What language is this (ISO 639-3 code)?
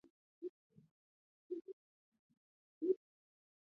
zho